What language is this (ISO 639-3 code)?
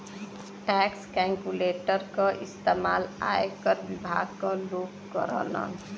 bho